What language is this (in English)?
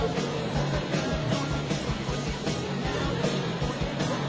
Thai